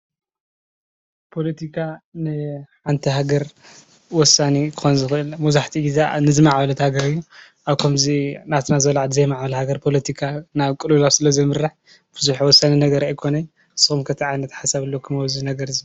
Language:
Tigrinya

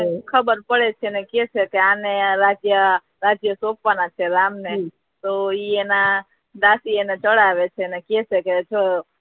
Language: Gujarati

